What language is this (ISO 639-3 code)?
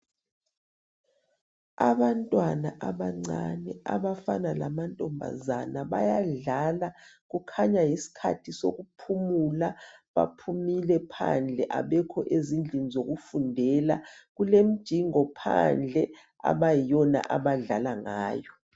nde